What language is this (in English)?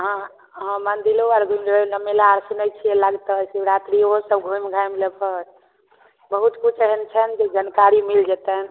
Maithili